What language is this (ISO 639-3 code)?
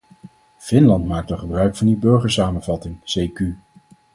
nld